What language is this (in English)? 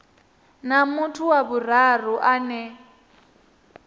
Venda